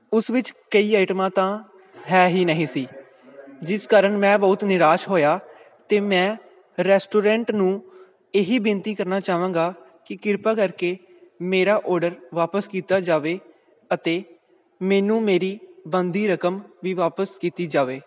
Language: Punjabi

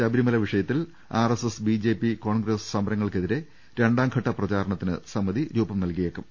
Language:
Malayalam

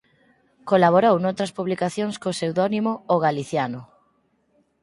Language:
Galician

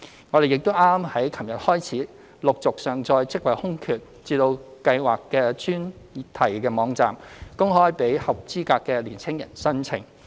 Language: Cantonese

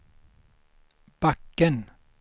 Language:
Swedish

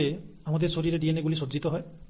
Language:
Bangla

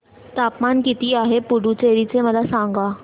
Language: Marathi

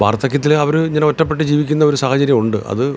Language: Malayalam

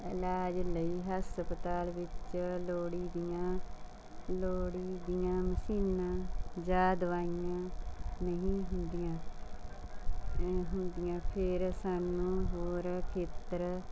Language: Punjabi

